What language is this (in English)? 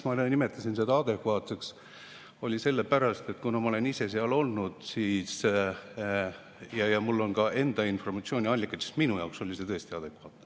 Estonian